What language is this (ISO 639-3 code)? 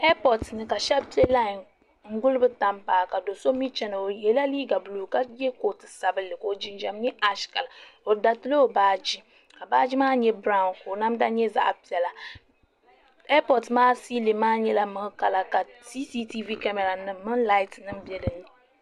dag